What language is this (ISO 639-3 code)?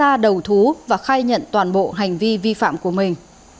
vie